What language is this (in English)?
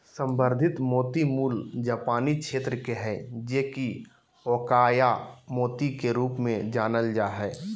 Magahi